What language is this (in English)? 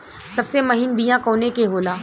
Bhojpuri